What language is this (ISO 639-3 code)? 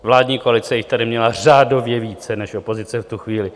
ces